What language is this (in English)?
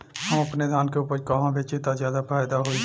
Bhojpuri